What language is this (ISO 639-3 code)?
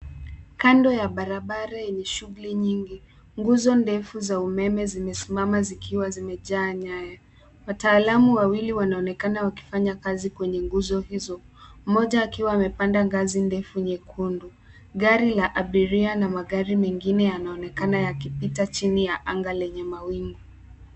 swa